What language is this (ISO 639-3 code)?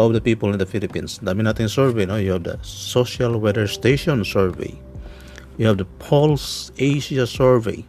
fil